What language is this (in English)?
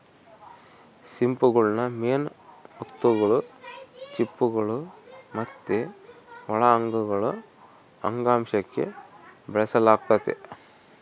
Kannada